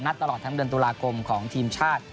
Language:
Thai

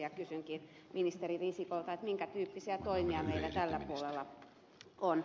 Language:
Finnish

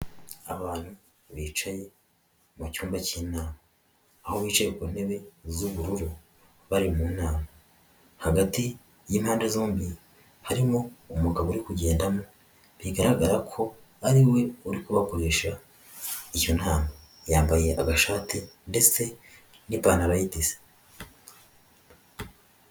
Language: Kinyarwanda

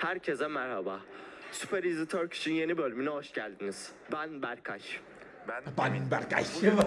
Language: Turkish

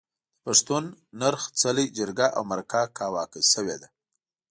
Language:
Pashto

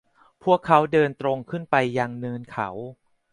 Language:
Thai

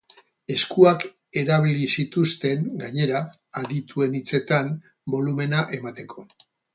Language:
Basque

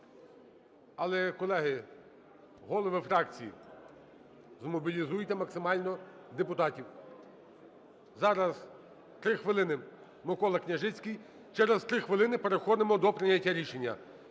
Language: Ukrainian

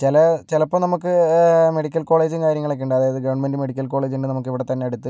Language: Malayalam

